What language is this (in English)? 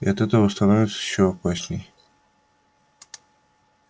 Russian